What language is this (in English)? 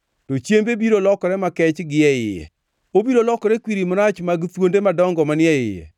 Luo (Kenya and Tanzania)